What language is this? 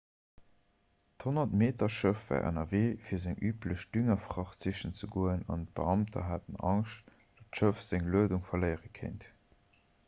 Luxembourgish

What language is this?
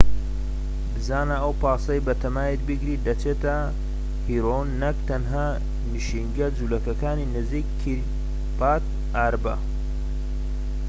Central Kurdish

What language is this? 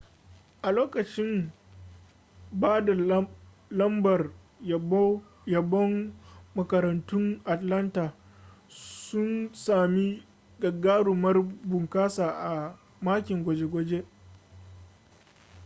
Hausa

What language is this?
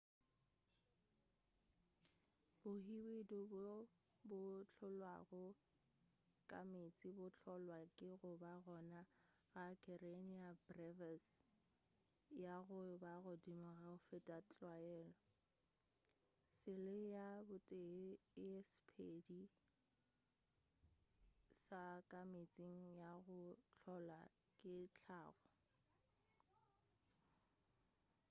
Northern Sotho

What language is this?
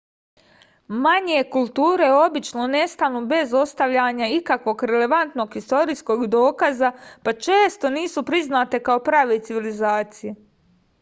Serbian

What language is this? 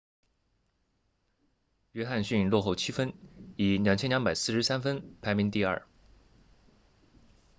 Chinese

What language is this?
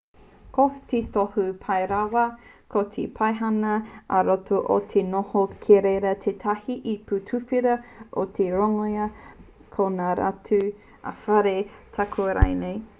Māori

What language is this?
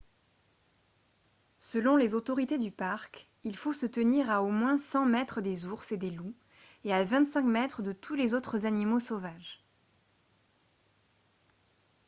French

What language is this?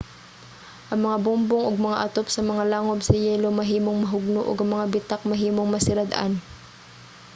Cebuano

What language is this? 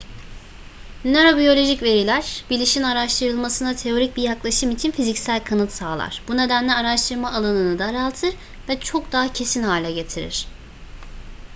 Turkish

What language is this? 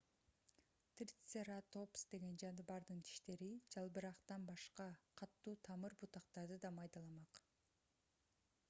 Kyrgyz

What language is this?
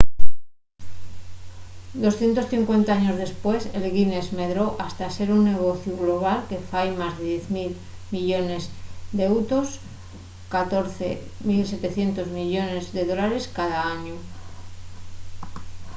Asturian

